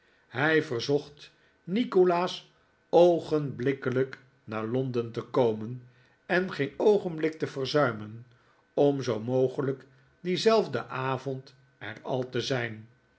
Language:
Dutch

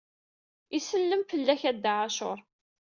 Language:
Kabyle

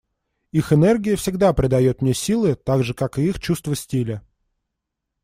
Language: Russian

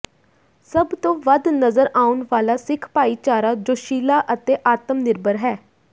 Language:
Punjabi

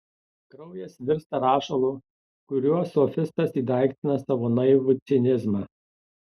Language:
Lithuanian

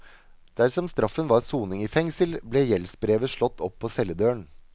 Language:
Norwegian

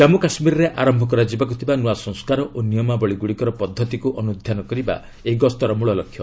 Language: Odia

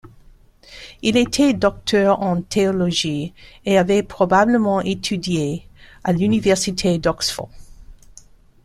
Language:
French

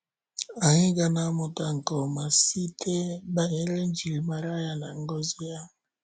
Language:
Igbo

